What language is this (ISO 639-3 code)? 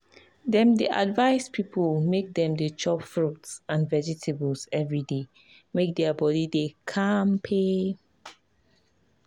pcm